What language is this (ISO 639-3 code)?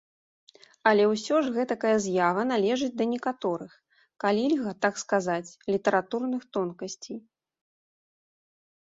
bel